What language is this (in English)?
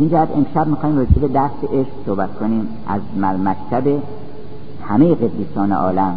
Persian